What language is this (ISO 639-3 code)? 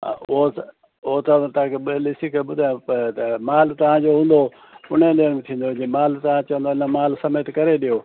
snd